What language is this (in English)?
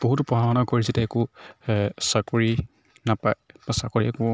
Assamese